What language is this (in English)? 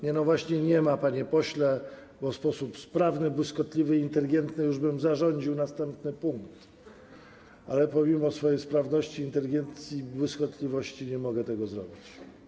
Polish